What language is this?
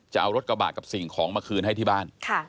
Thai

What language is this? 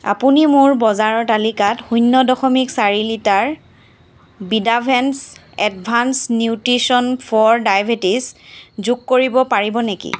Assamese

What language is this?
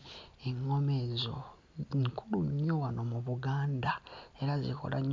Ganda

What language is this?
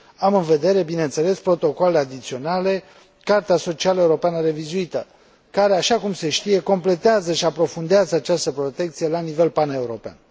Romanian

